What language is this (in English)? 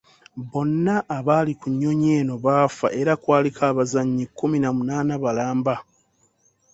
Ganda